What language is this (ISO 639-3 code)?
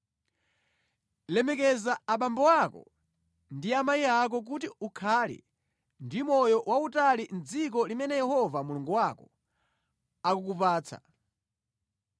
nya